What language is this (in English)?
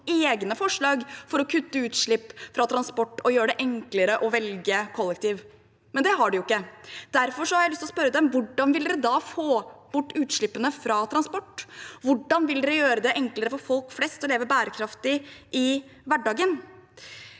Norwegian